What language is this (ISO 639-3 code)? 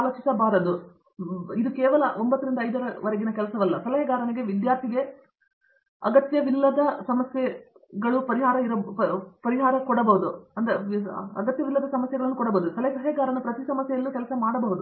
kan